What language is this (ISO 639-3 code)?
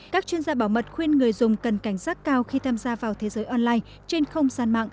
vie